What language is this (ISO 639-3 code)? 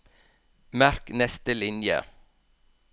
nor